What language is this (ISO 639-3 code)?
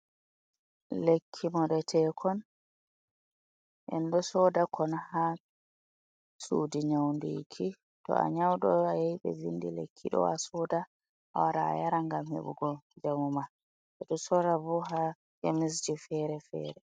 ful